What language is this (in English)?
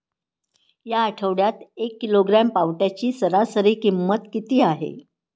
Marathi